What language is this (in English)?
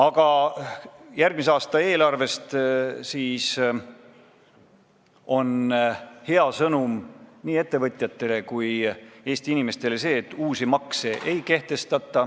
Estonian